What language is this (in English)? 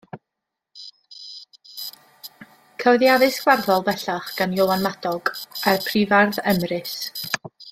Welsh